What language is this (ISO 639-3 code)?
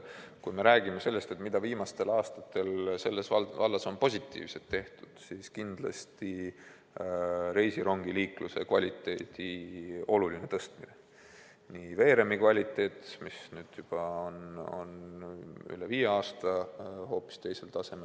est